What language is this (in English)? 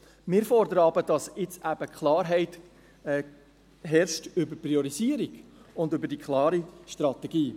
Swiss German